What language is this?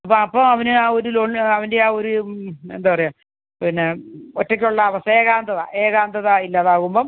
Malayalam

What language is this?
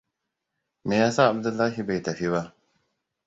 Hausa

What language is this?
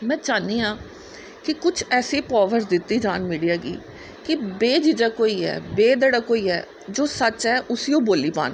Dogri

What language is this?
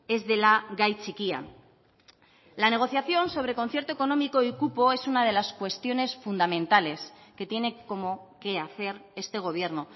Spanish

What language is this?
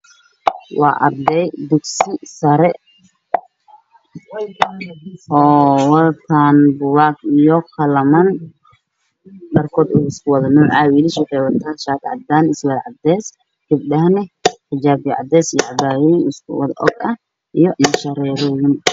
Somali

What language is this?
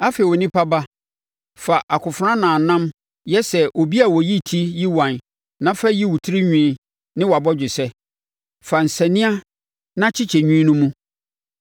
Akan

